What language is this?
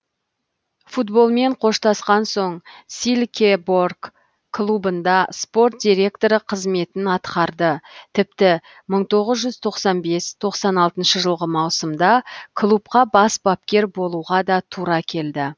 Kazakh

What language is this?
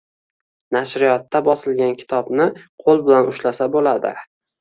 Uzbek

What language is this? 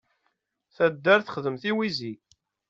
Kabyle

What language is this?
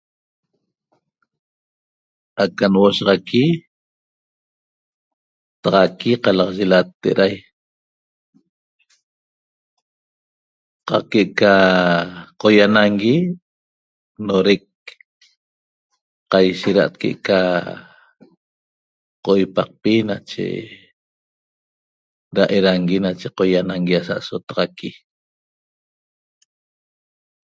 Toba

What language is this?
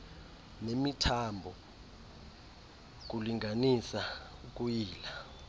Xhosa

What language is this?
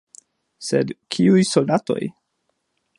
Esperanto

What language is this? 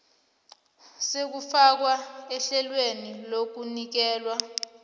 South Ndebele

